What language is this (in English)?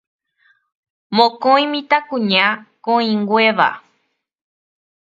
Guarani